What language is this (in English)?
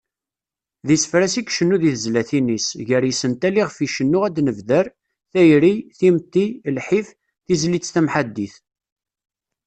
Kabyle